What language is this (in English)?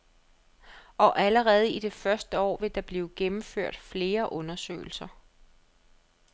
Danish